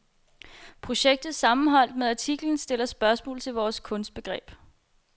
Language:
Danish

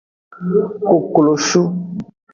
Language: Aja (Benin)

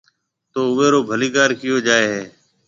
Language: Marwari (Pakistan)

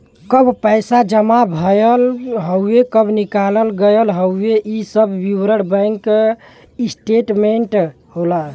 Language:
Bhojpuri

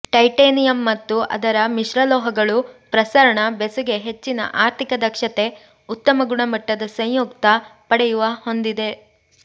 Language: Kannada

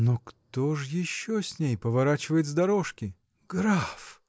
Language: Russian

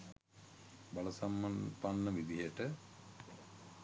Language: Sinhala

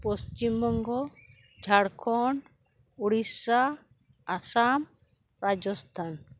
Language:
Santali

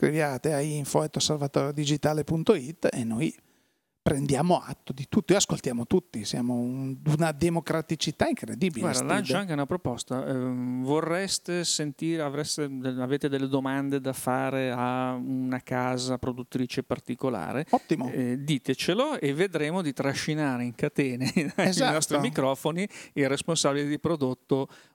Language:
Italian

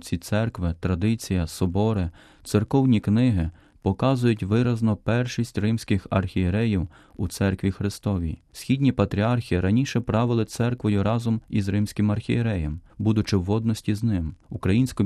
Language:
Ukrainian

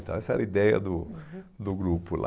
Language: Portuguese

